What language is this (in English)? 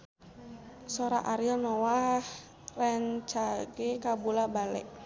Sundanese